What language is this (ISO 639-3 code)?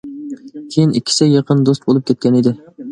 uig